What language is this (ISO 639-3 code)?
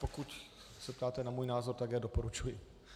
ces